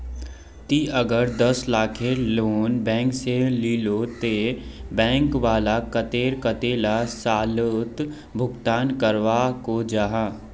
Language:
Magahi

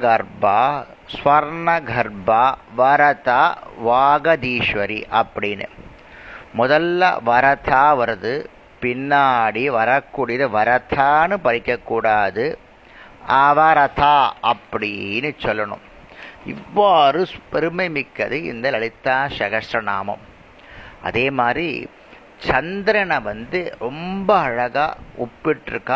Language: Tamil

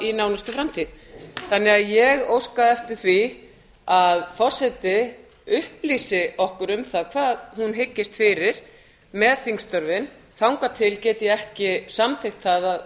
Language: Icelandic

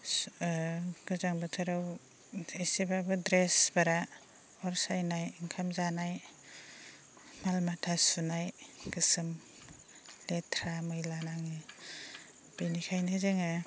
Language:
Bodo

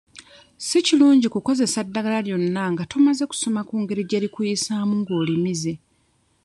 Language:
Ganda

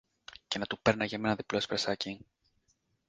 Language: Greek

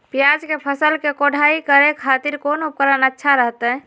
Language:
Magahi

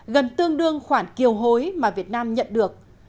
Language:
Vietnamese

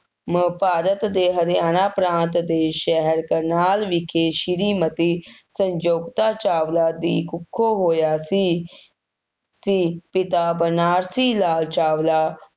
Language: Punjabi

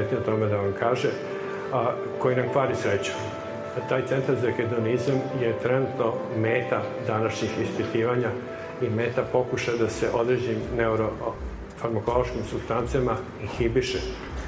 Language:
Croatian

